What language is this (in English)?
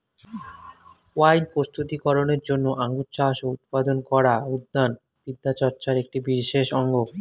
Bangla